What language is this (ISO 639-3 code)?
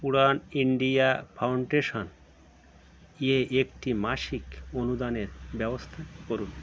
ben